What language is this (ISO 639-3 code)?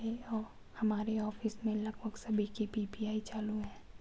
hin